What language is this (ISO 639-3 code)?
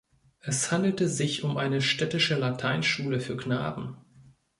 deu